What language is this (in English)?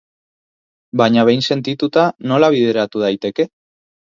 Basque